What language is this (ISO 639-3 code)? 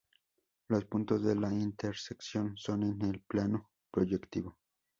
spa